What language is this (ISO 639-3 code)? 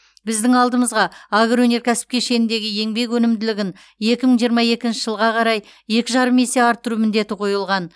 kaz